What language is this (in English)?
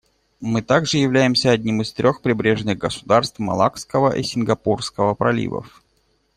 Russian